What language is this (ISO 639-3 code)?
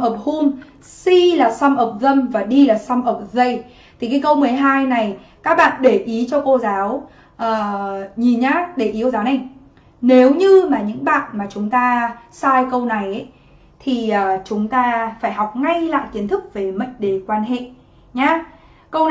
vie